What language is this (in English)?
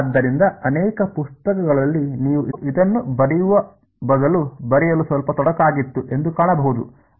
Kannada